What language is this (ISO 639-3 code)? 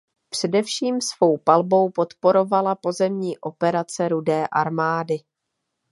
ces